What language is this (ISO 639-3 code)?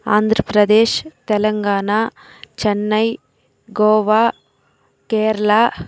tel